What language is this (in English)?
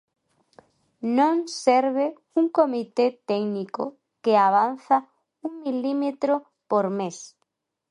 Galician